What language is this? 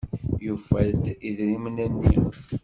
Kabyle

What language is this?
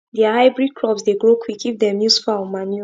Nigerian Pidgin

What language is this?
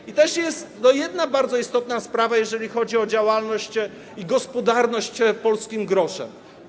Polish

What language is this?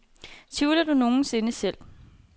Danish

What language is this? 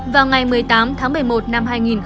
Vietnamese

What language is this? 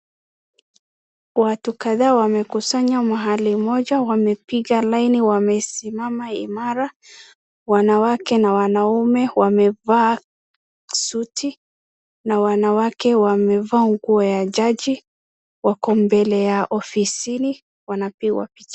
Swahili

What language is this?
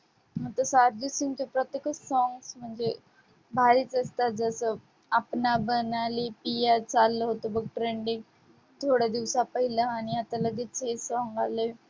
Marathi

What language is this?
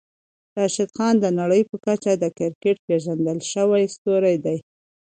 Pashto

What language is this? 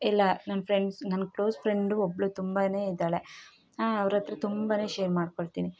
Kannada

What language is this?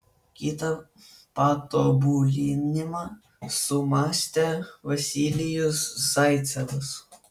Lithuanian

